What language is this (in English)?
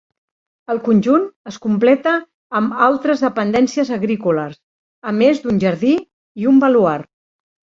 Catalan